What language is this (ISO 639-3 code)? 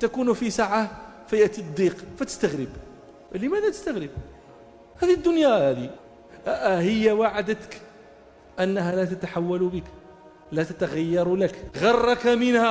ara